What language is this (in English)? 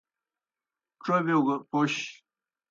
Kohistani Shina